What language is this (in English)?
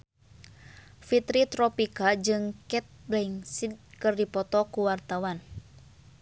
Sundanese